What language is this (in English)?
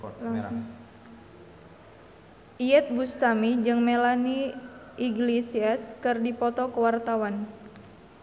Sundanese